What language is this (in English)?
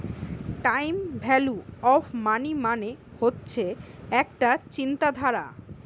Bangla